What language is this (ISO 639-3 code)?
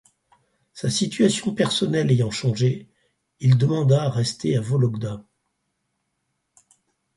fra